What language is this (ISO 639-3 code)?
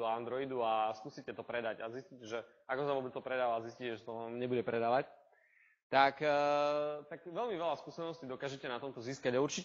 slk